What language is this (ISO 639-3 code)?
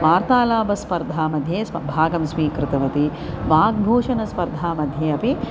san